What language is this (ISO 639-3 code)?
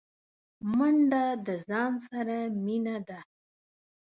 pus